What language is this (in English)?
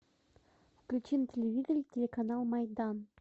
Russian